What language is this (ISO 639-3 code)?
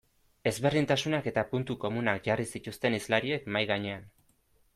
eus